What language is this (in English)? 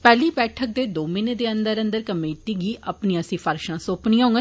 Dogri